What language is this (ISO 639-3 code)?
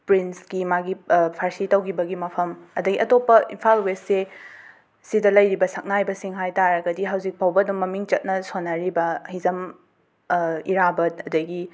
mni